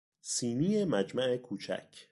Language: Persian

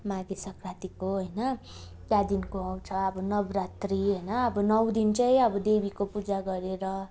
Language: Nepali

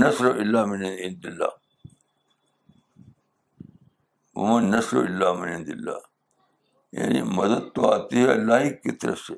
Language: Urdu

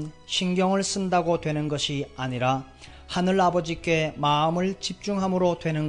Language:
Korean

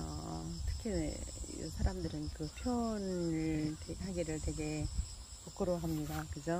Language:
Korean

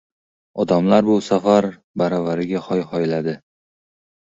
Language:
Uzbek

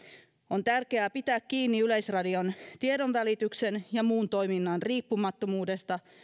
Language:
Finnish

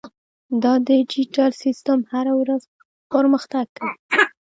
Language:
Pashto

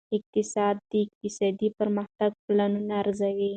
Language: Pashto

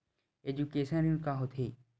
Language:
Chhattisgarhi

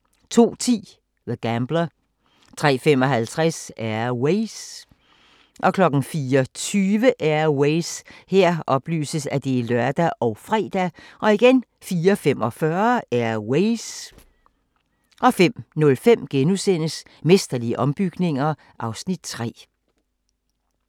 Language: Danish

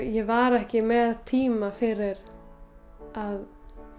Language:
Icelandic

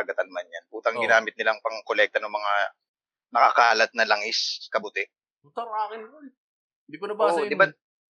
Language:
Filipino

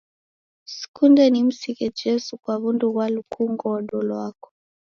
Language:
Taita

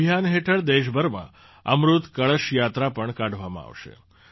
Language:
Gujarati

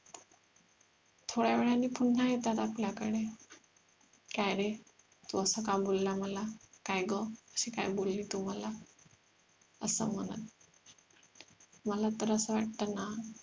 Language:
Marathi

